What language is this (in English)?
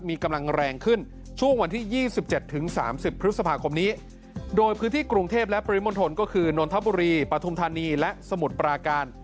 Thai